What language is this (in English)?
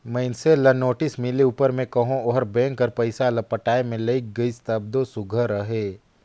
Chhattisgarhi